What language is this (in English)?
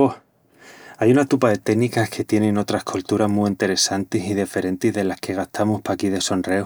Extremaduran